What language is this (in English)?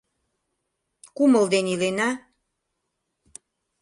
Mari